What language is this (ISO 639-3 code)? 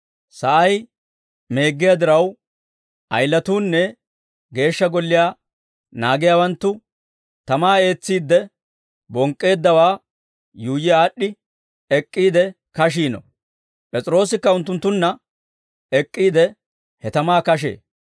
dwr